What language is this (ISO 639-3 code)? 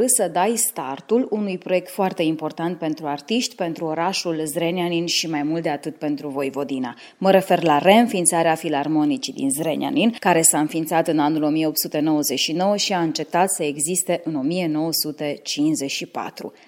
ron